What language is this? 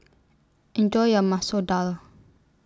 English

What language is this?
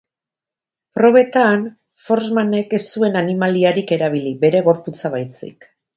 Basque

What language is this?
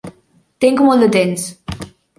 Catalan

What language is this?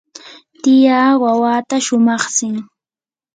Yanahuanca Pasco Quechua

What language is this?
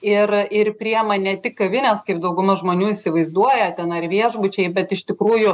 Lithuanian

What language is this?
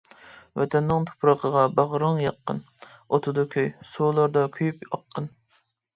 Uyghur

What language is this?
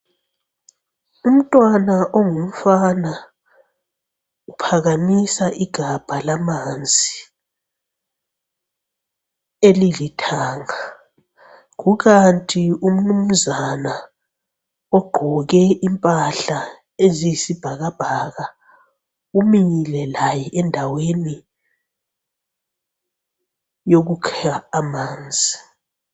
North Ndebele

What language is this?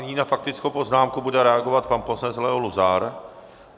Czech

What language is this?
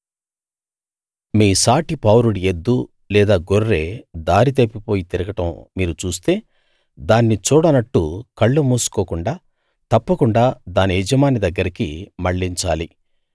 Telugu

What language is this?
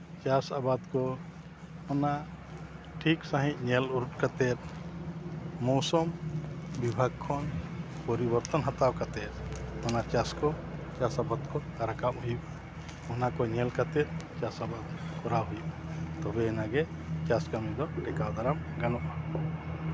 Santali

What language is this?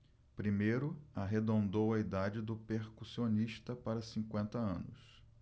Portuguese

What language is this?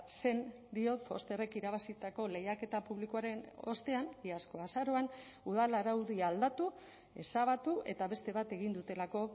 Basque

